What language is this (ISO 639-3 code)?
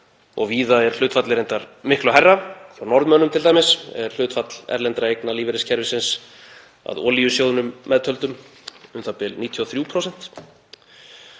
isl